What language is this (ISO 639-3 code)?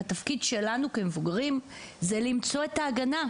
heb